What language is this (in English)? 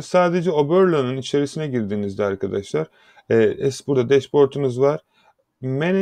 Turkish